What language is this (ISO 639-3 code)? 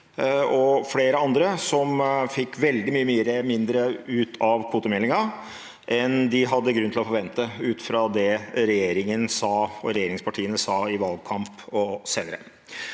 nor